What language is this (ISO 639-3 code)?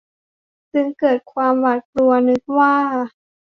tha